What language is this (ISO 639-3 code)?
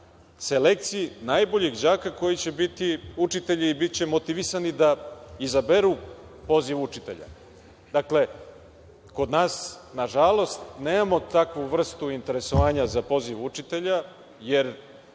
srp